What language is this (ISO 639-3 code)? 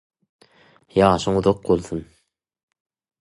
tuk